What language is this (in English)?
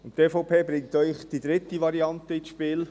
Swiss German